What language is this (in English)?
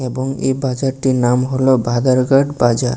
Bangla